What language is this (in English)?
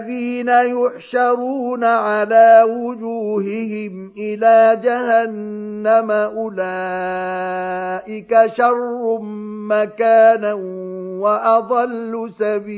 Arabic